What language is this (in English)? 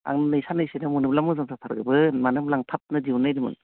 Bodo